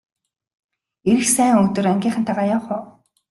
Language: Mongolian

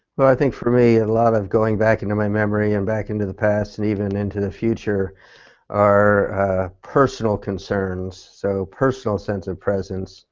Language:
English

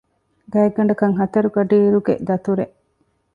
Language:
Divehi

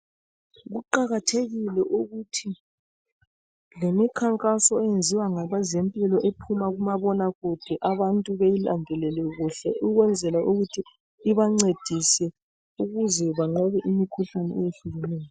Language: North Ndebele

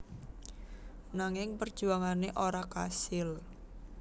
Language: Javanese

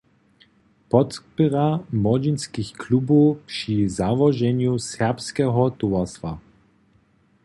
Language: Upper Sorbian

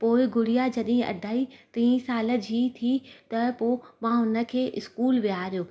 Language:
Sindhi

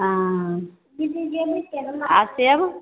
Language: Maithili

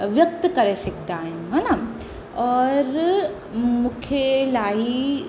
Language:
Sindhi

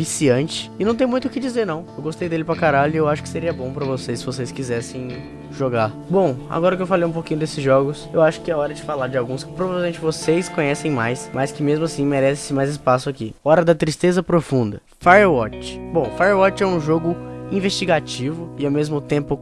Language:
Portuguese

